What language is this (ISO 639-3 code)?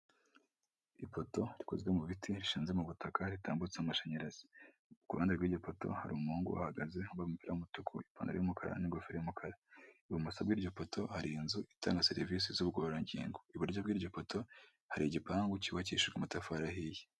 kin